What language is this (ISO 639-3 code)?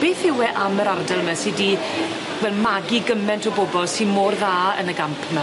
cym